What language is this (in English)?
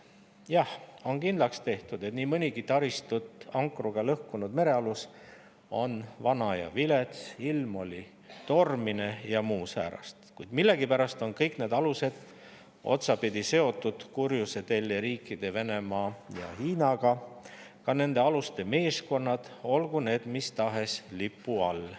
Estonian